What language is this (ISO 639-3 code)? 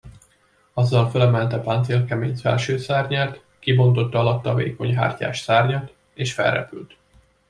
hun